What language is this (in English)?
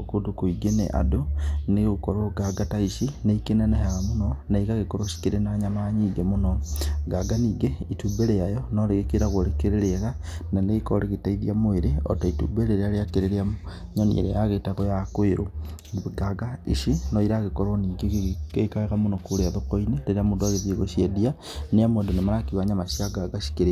Kikuyu